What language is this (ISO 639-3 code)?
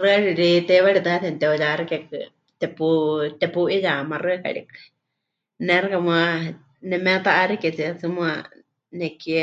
hch